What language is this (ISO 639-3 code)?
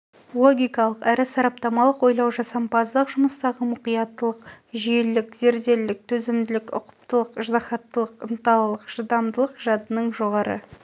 kaz